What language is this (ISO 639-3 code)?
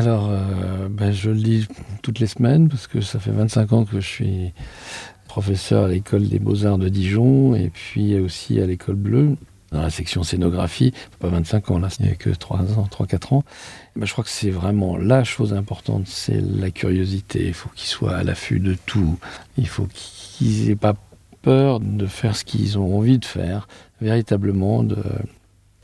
fra